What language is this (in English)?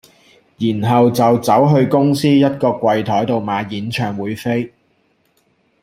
Cantonese